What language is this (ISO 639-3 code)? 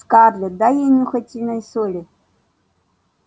rus